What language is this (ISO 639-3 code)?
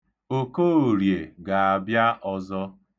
ibo